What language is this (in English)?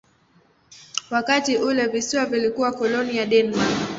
Swahili